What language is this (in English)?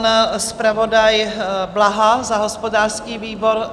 Czech